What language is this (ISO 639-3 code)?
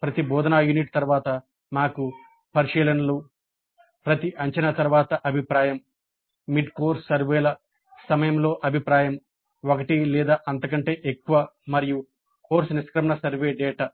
tel